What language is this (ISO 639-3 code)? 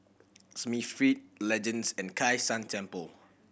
eng